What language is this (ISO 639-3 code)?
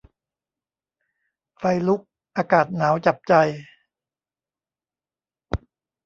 tha